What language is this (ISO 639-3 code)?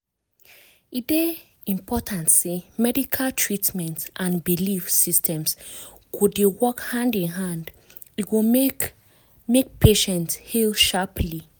pcm